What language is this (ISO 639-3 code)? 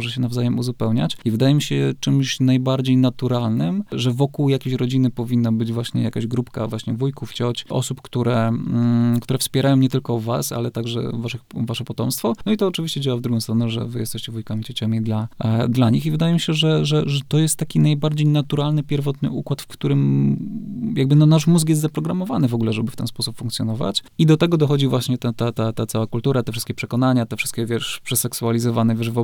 pol